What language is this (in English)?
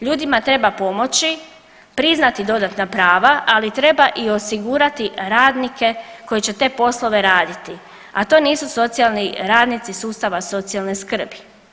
Croatian